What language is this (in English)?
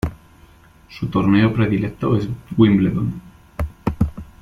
Spanish